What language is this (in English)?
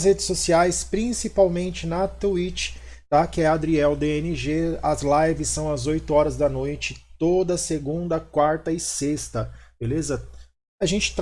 Portuguese